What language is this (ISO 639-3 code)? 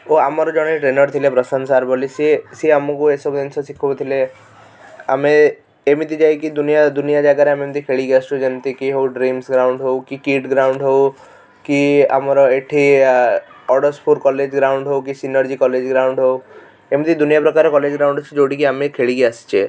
ori